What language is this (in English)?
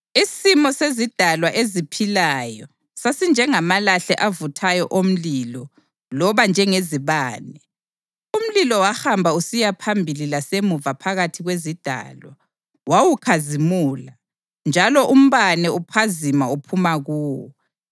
North Ndebele